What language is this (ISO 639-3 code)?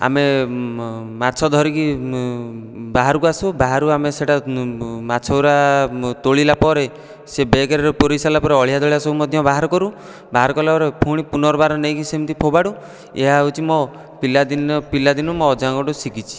ori